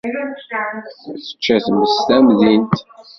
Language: Kabyle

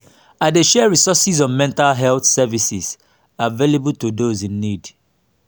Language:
Nigerian Pidgin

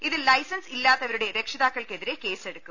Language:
Malayalam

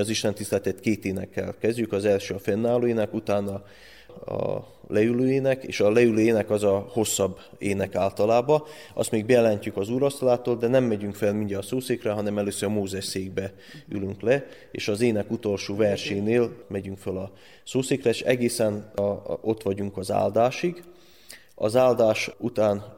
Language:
Hungarian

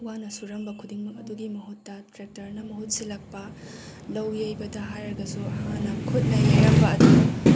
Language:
Manipuri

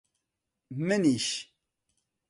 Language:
Central Kurdish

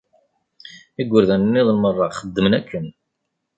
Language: Kabyle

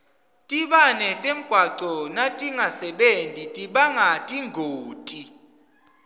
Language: Swati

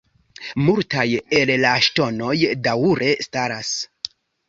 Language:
Esperanto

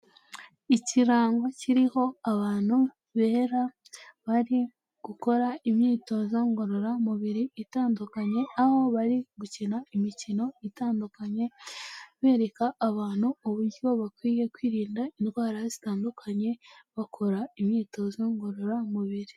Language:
Kinyarwanda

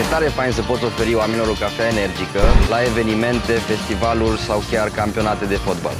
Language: Romanian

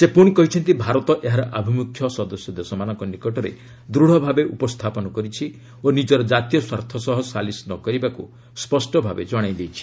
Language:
Odia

